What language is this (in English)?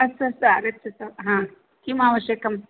Sanskrit